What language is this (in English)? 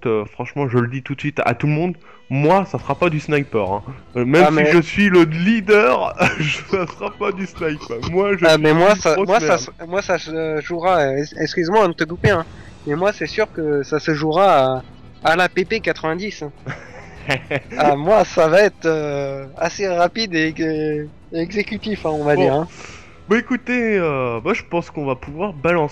French